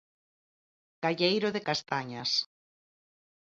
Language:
Galician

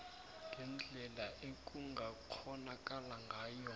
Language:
South Ndebele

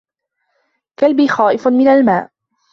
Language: Arabic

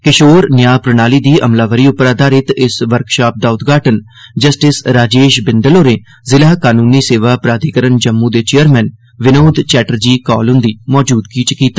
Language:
Dogri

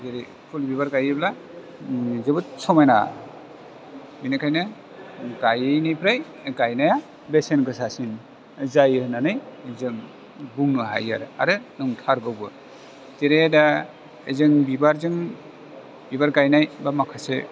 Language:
Bodo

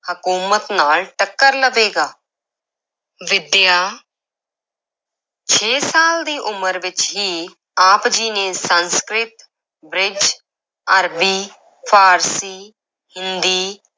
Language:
Punjabi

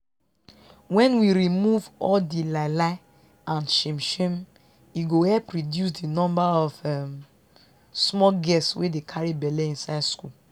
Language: Nigerian Pidgin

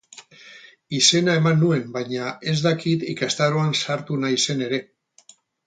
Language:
Basque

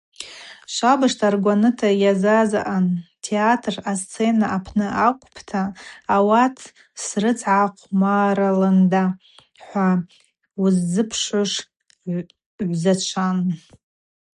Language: Abaza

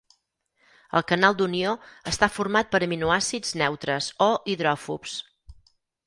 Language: Catalan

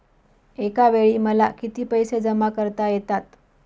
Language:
Marathi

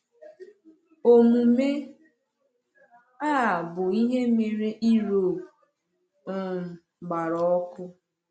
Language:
Igbo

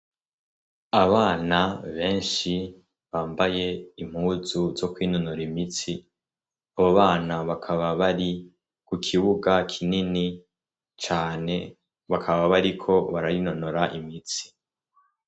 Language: Rundi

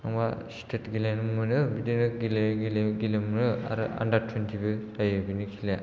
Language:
Bodo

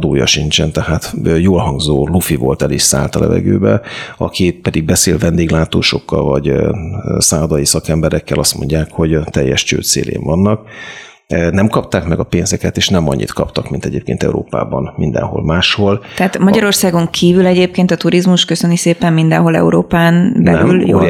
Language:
Hungarian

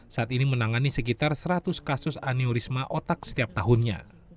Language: Indonesian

